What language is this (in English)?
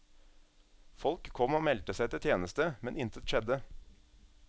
Norwegian